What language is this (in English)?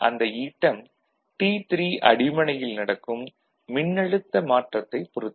Tamil